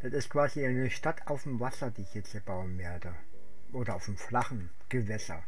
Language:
German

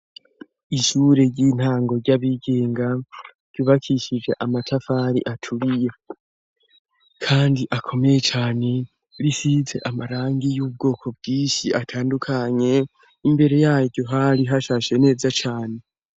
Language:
Rundi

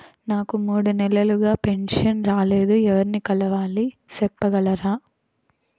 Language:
Telugu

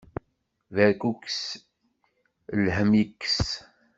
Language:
Kabyle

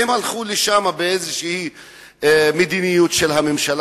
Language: Hebrew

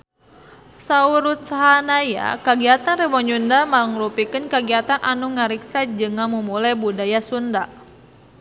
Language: Sundanese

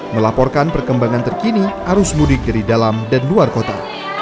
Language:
Indonesian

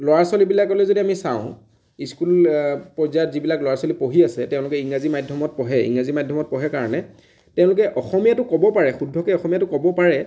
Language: Assamese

